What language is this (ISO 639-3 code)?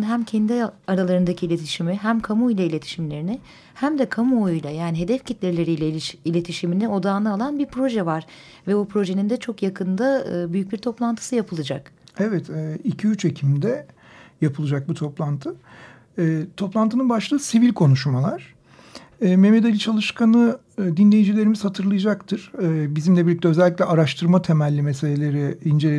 tur